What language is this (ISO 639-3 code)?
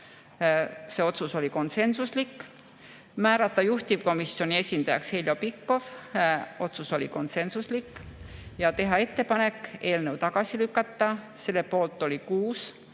est